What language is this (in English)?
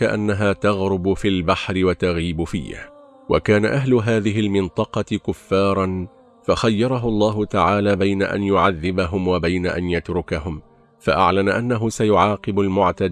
Arabic